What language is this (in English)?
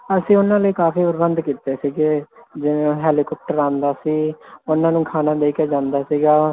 Punjabi